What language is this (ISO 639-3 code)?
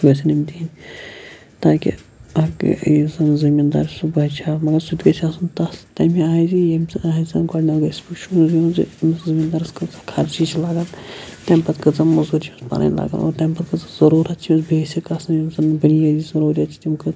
kas